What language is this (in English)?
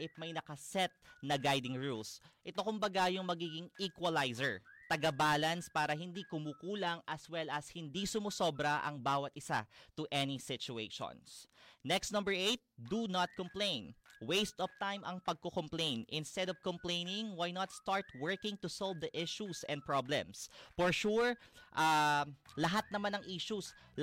Filipino